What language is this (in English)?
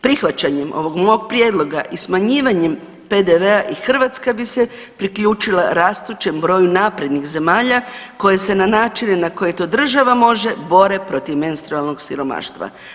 Croatian